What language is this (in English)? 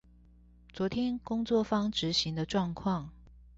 Chinese